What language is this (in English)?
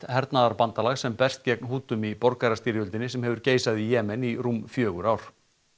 Icelandic